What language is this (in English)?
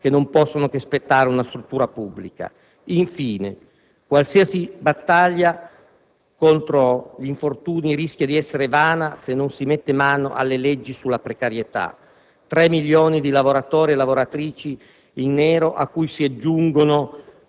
Italian